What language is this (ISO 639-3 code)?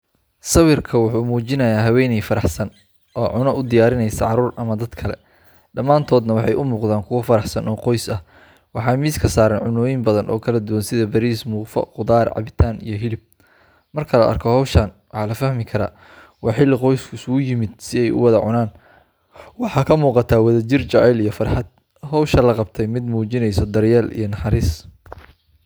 som